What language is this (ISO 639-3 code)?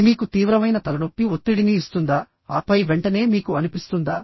tel